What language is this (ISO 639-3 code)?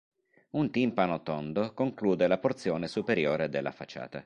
ita